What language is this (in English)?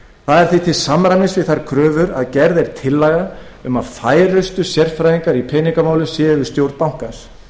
Icelandic